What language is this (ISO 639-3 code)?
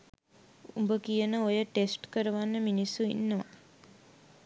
sin